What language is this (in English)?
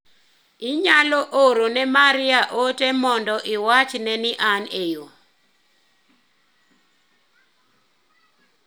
Luo (Kenya and Tanzania)